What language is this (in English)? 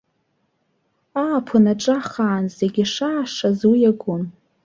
Abkhazian